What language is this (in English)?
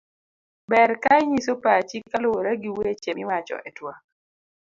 Luo (Kenya and Tanzania)